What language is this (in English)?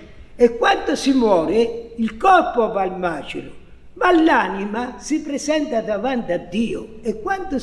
Italian